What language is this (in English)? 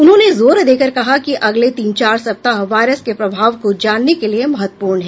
Hindi